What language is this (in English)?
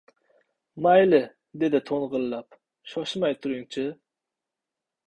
Uzbek